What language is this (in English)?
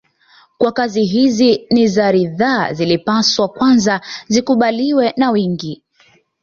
Swahili